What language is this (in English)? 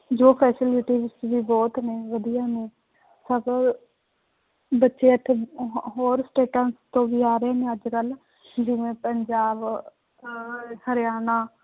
Punjabi